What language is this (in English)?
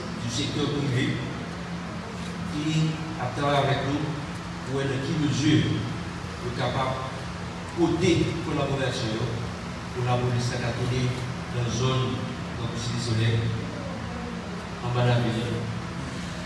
French